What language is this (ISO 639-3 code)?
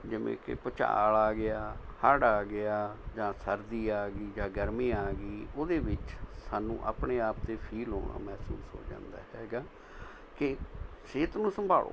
pan